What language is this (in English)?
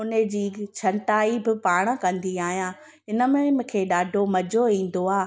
Sindhi